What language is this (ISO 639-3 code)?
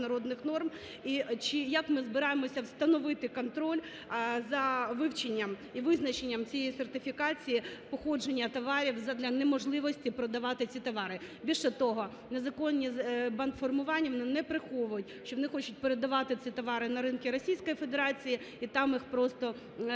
ukr